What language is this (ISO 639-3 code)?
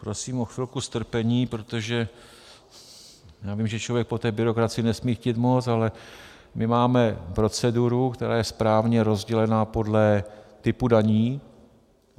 ces